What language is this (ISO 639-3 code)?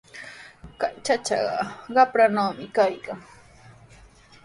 qws